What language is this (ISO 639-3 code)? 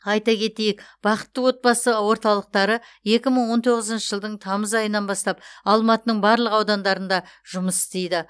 kaz